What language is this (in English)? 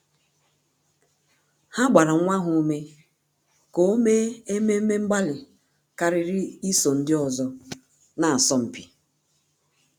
Igbo